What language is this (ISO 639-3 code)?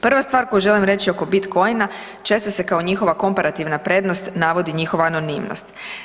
hrv